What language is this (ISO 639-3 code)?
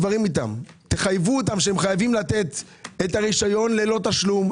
heb